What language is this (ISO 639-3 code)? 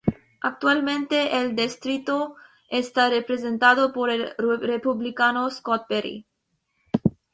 spa